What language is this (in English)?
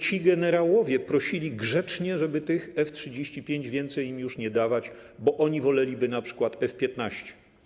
Polish